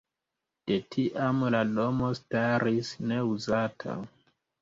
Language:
Esperanto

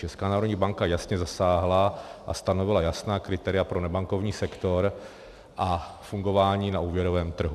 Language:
Czech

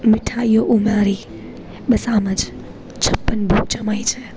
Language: Gujarati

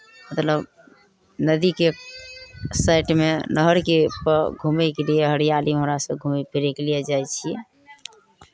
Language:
Maithili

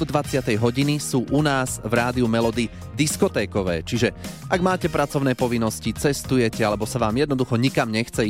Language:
Slovak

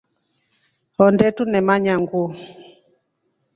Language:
Rombo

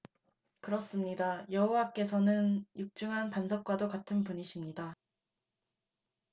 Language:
Korean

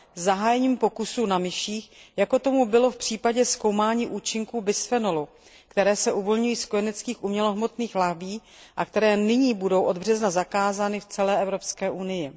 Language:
Czech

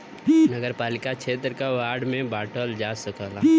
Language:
Bhojpuri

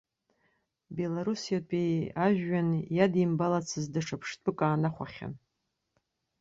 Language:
Abkhazian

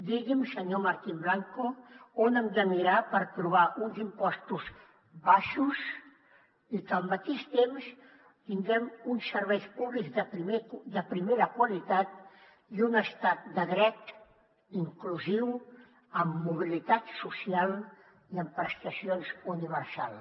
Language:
Catalan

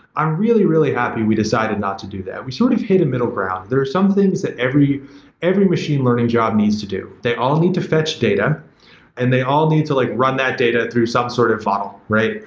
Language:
English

